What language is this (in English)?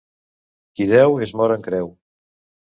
Catalan